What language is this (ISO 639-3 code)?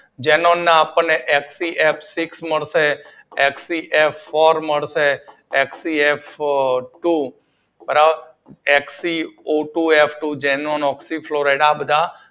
guj